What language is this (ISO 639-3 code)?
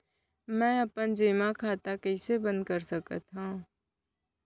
hne